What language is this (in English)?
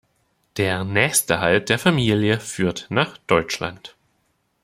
German